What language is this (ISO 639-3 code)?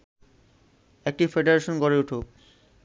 ben